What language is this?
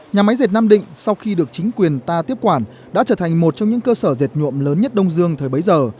Vietnamese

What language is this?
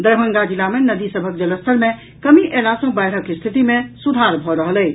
Maithili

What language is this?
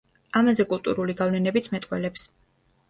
Georgian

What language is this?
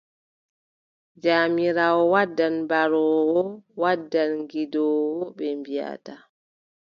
Adamawa Fulfulde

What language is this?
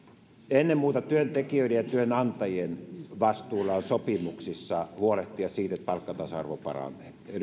Finnish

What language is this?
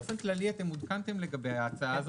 Hebrew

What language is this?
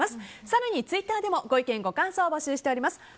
Japanese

